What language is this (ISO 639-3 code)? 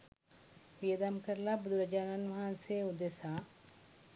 sin